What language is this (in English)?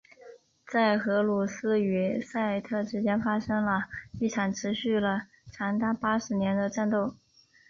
Chinese